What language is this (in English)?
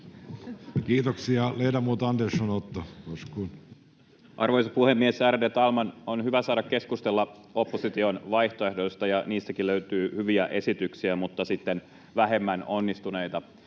Finnish